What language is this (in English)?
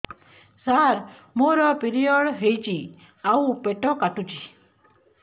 Odia